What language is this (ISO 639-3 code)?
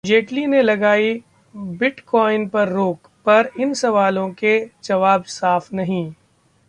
hin